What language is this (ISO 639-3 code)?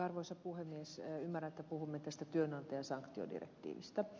fin